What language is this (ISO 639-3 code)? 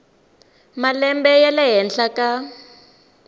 tso